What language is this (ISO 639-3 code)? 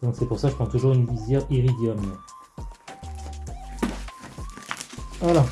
fra